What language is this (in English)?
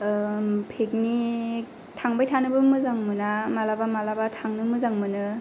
Bodo